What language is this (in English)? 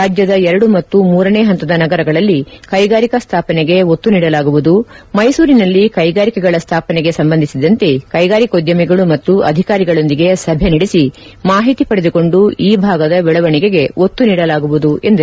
Kannada